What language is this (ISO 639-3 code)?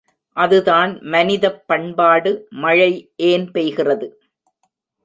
tam